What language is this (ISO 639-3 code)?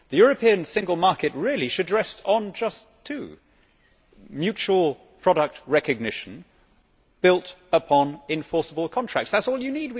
eng